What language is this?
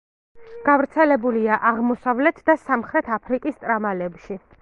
Georgian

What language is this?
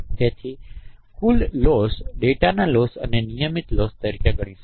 Gujarati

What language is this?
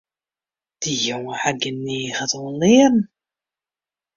Western Frisian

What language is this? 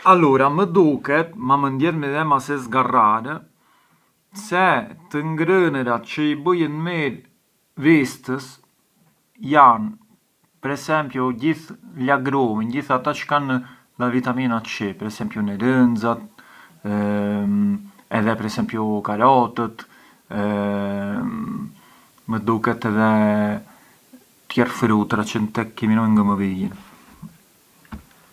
Arbëreshë Albanian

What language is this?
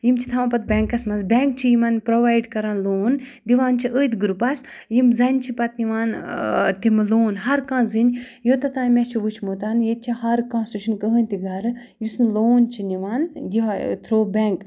Kashmiri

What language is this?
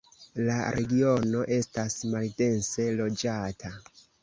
Esperanto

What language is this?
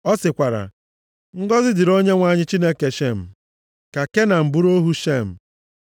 Igbo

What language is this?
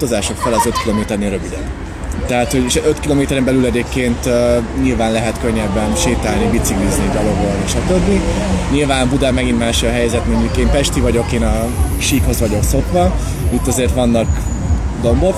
Hungarian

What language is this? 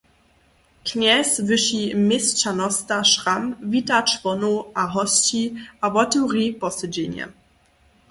Upper Sorbian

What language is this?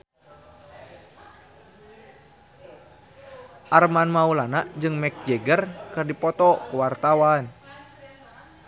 Sundanese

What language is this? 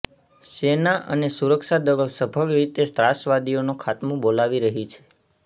Gujarati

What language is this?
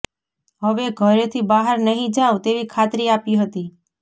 Gujarati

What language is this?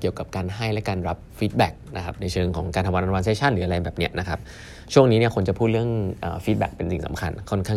Thai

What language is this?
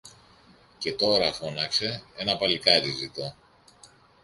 Greek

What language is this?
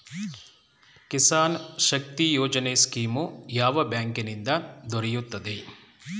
Kannada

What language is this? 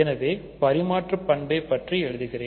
Tamil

